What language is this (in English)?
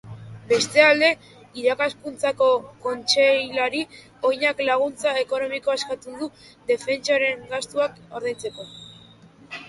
Basque